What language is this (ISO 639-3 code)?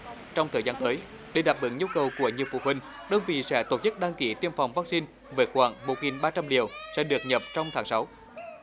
vie